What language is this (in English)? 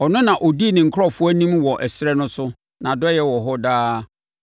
Akan